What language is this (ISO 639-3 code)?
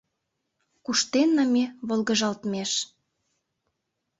chm